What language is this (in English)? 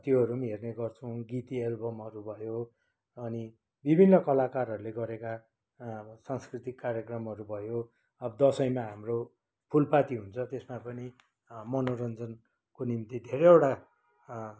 Nepali